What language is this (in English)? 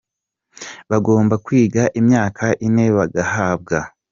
Kinyarwanda